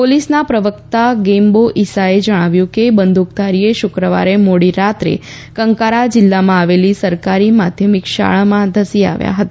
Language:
Gujarati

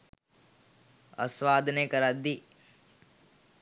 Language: Sinhala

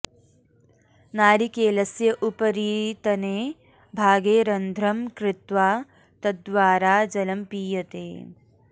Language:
Sanskrit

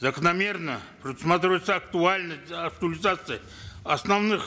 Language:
Kazakh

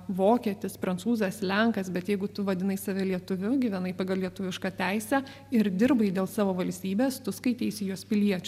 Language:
Lithuanian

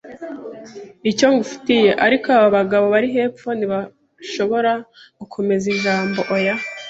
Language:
Kinyarwanda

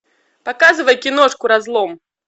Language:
Russian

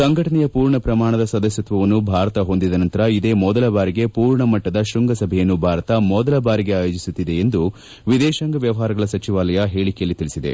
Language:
Kannada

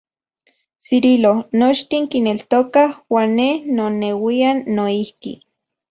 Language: Central Puebla Nahuatl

